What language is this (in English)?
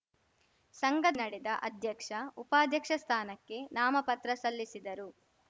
Kannada